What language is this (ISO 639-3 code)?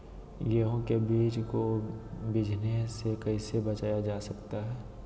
mag